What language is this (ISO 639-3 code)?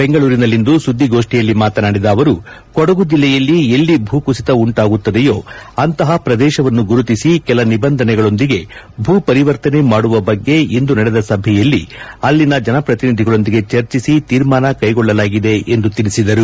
kan